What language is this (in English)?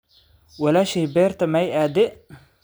Somali